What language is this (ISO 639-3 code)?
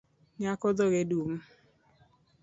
luo